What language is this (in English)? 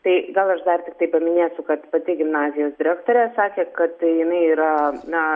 Lithuanian